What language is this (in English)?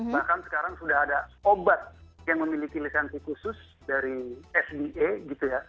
Indonesian